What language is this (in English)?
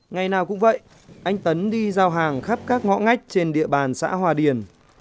Vietnamese